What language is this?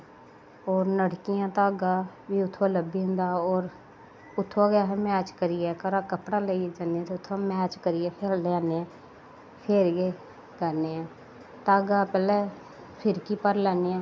Dogri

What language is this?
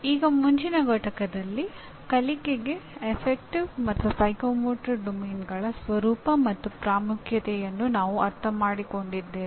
Kannada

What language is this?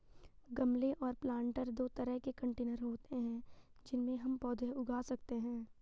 Hindi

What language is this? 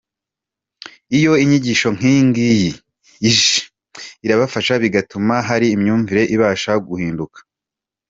Kinyarwanda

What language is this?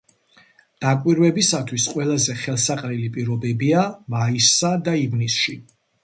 Georgian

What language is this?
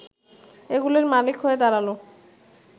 Bangla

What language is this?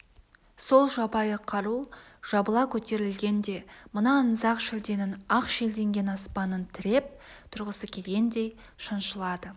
Kazakh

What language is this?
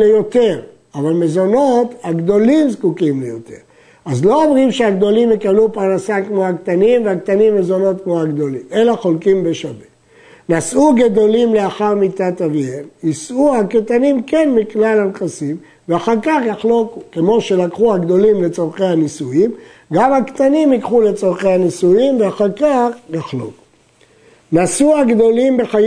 Hebrew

